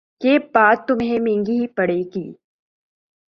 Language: Urdu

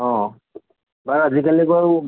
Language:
Assamese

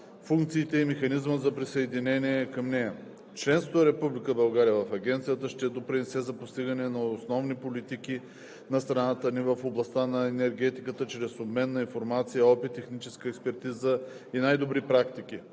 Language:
Bulgarian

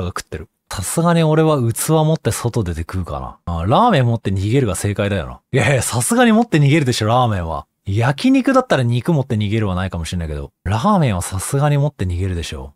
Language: Japanese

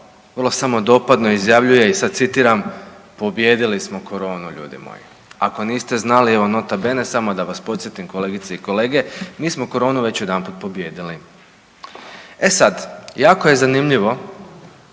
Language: Croatian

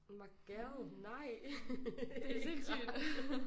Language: Danish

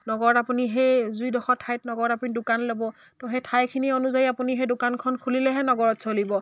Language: Assamese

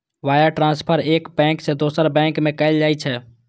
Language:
Maithili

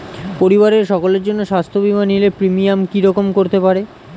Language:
Bangla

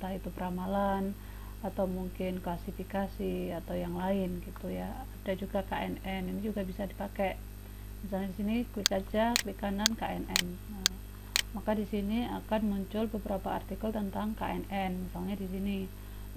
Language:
Indonesian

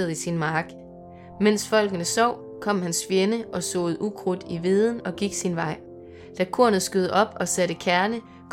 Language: Danish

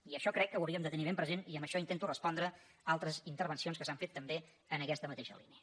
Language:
Catalan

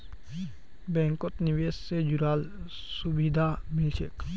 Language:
Magahi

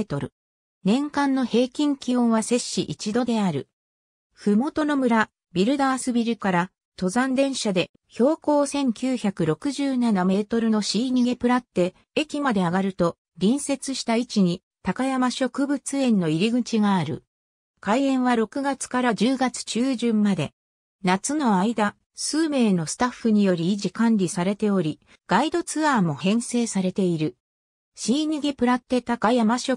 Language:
Japanese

